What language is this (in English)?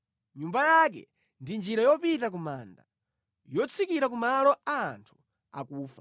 Nyanja